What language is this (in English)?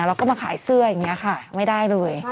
Thai